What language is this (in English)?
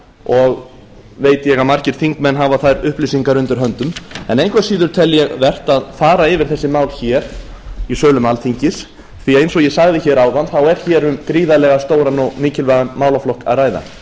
Icelandic